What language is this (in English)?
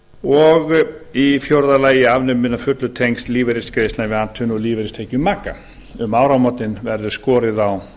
Icelandic